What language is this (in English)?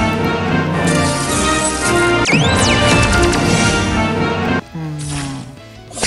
Japanese